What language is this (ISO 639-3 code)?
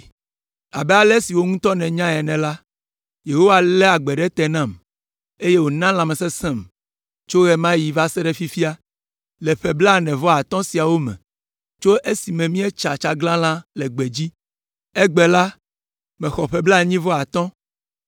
ewe